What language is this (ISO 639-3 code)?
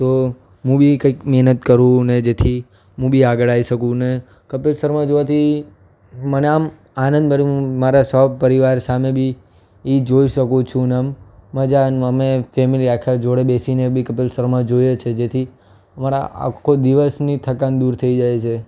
guj